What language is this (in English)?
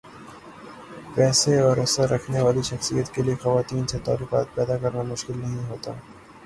Urdu